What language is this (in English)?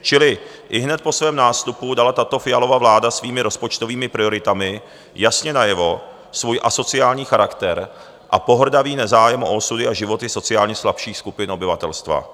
Czech